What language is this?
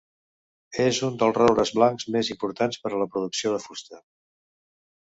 Catalan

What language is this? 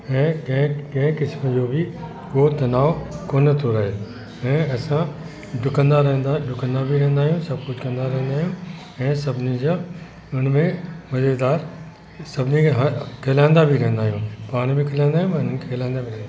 Sindhi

